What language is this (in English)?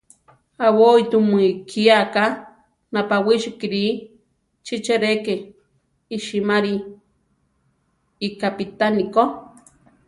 Central Tarahumara